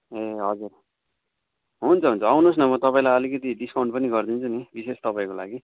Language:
Nepali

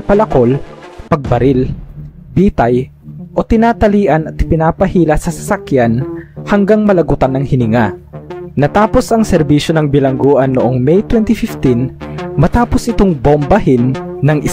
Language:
Filipino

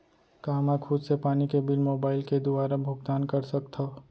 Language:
Chhattisgarhi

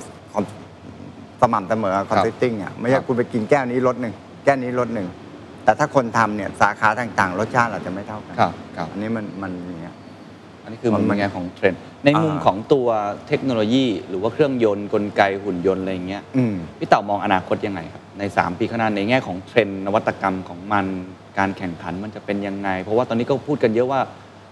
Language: Thai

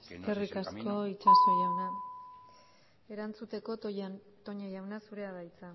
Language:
Basque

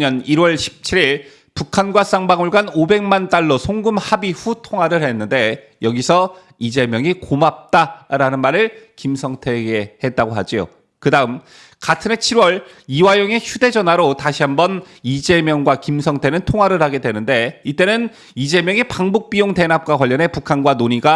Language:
Korean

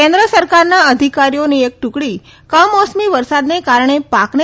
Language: Gujarati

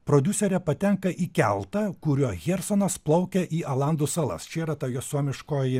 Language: Lithuanian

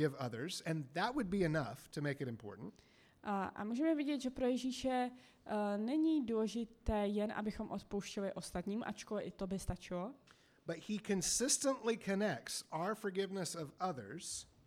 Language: Czech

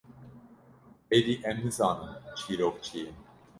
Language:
Kurdish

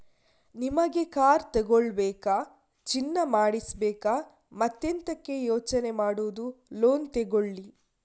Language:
Kannada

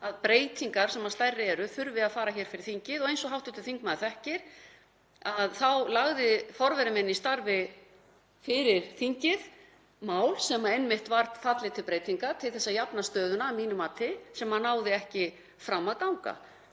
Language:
Icelandic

